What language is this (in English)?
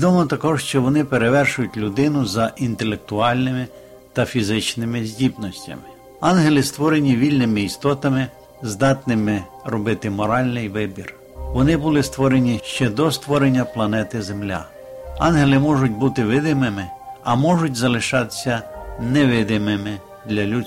Ukrainian